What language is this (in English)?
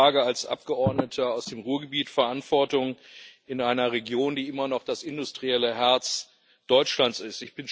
German